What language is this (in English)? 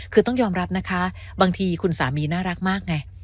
Thai